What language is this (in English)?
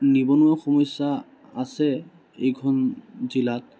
Assamese